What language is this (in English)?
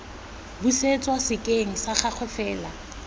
Tswana